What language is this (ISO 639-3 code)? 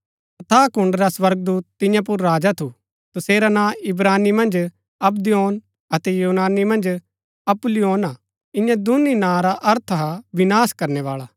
gbk